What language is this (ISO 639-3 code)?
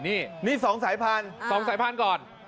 tha